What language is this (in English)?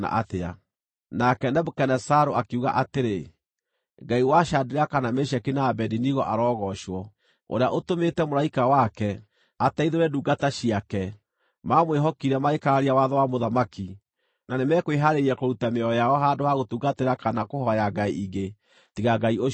Kikuyu